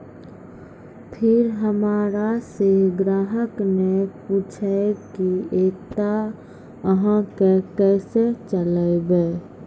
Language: Maithili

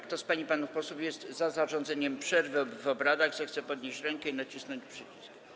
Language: Polish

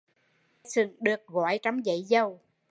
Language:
Vietnamese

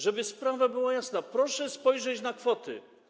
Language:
Polish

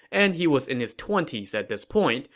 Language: English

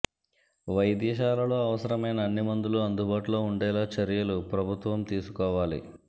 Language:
Telugu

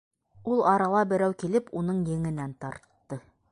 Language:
Bashkir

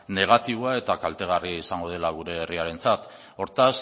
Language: Basque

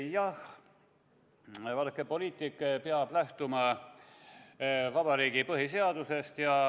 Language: Estonian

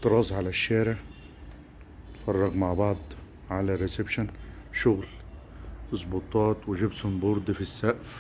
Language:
Arabic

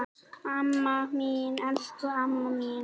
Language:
Icelandic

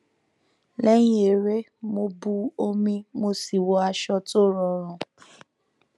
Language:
Yoruba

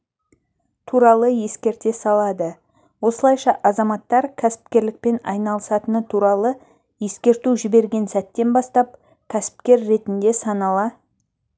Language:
Kazakh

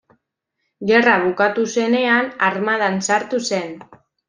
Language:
Basque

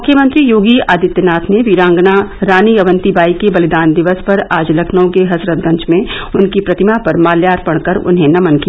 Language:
Hindi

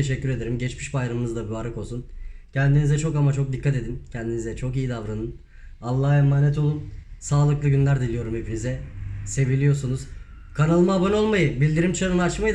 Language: Turkish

